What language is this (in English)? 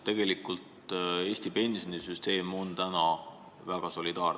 Estonian